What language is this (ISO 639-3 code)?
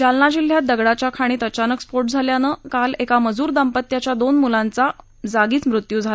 mar